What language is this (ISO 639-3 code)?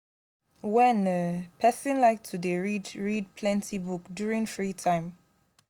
pcm